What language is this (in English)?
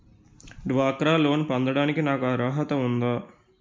Telugu